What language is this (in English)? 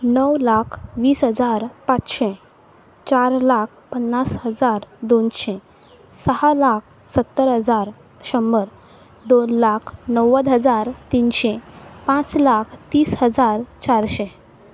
Konkani